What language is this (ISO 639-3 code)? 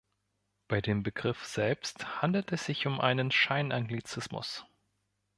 deu